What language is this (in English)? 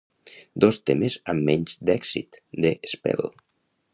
Catalan